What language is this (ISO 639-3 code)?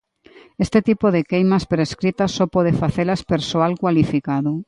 glg